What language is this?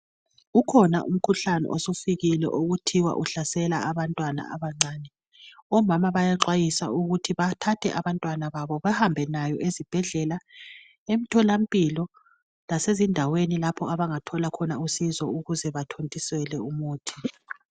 North Ndebele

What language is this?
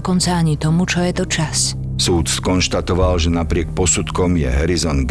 Slovak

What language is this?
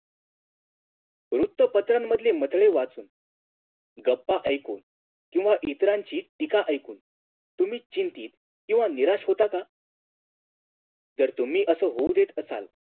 Marathi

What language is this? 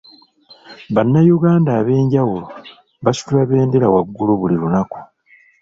Ganda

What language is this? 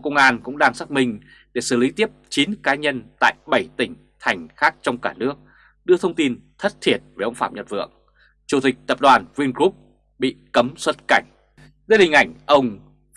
Vietnamese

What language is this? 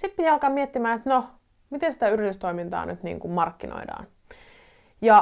Finnish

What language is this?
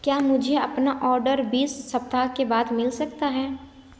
Hindi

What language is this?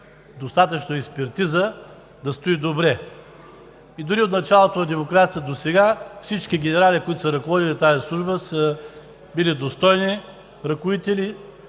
Bulgarian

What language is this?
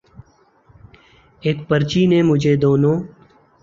Urdu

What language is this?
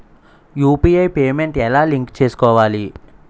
Telugu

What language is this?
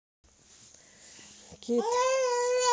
Russian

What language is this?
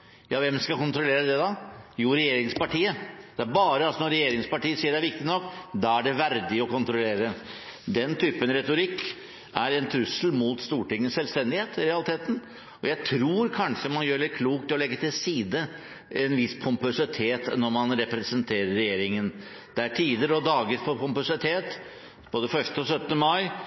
Norwegian Bokmål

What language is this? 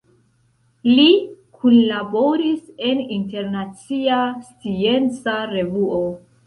Esperanto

